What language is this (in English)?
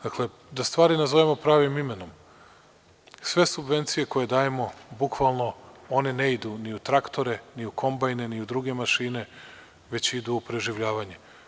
Serbian